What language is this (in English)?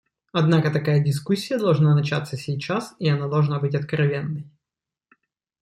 Russian